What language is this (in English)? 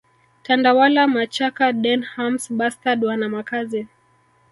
Swahili